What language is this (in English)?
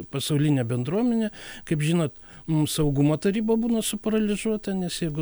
Lithuanian